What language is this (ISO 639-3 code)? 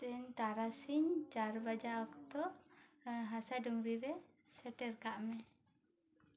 sat